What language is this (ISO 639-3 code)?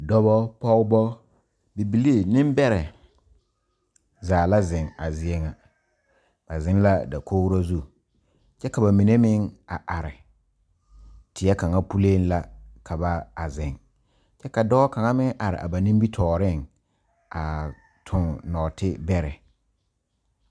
dga